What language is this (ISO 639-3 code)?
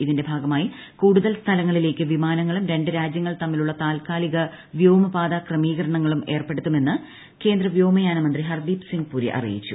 mal